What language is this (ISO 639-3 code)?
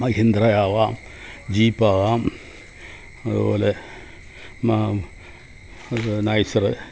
mal